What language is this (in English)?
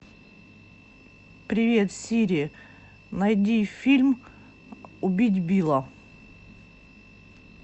Russian